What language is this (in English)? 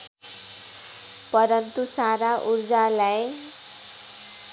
Nepali